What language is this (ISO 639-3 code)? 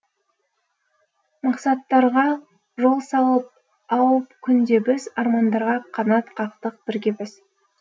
kaz